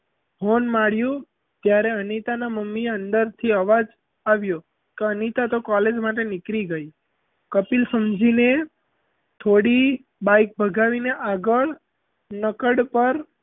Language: Gujarati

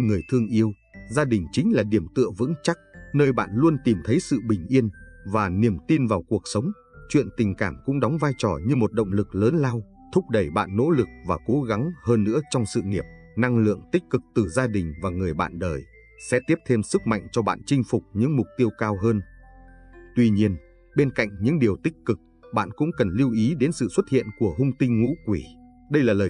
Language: Vietnamese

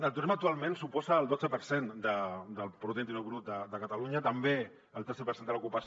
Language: Catalan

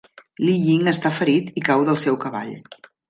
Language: Catalan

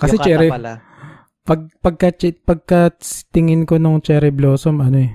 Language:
Filipino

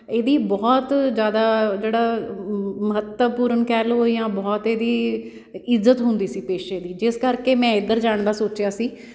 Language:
Punjabi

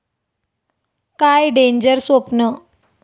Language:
Marathi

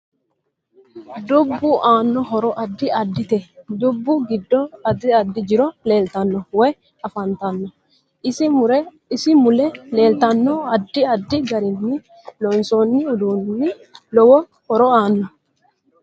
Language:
Sidamo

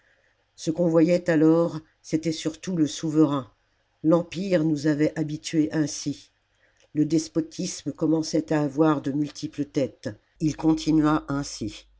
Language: French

